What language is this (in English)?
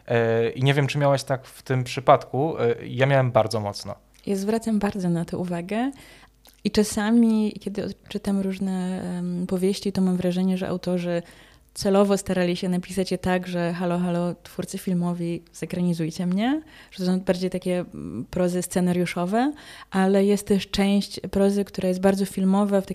Polish